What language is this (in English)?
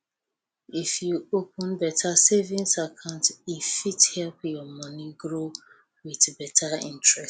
Nigerian Pidgin